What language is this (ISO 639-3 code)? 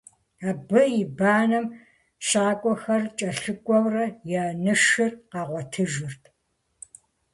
kbd